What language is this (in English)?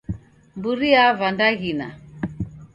Taita